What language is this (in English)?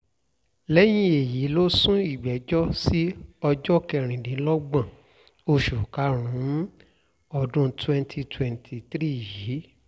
Yoruba